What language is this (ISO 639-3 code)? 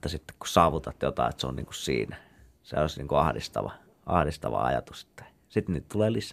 fin